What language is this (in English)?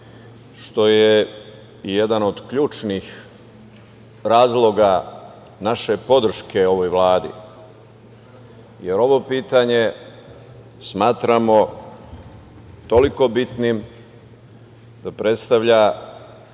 Serbian